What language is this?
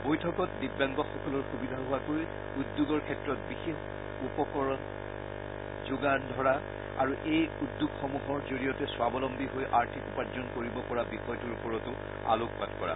Assamese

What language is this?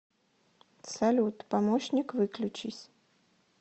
Russian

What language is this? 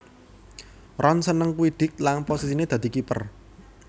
Javanese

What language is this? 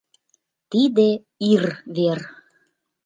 Mari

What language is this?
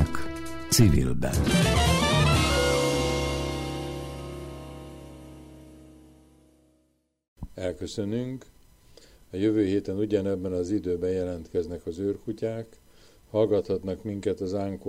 Hungarian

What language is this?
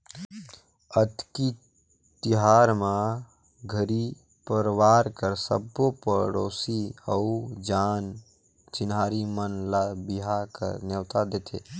Chhattisgarhi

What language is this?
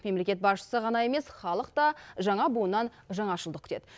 Kazakh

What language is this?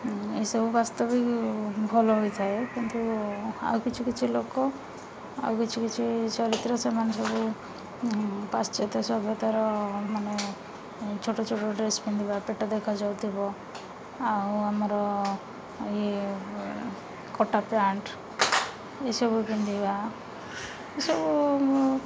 Odia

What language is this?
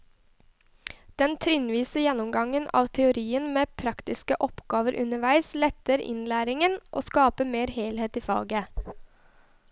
Norwegian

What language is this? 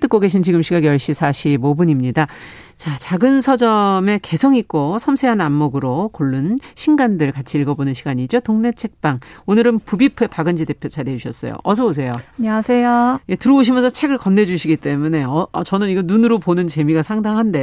Korean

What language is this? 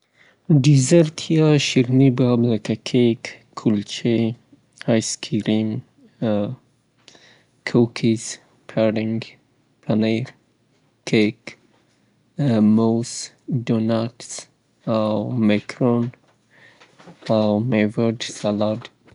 Southern Pashto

